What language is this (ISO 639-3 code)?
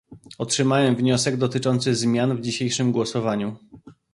pol